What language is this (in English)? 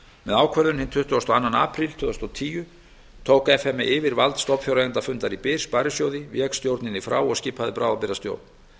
Icelandic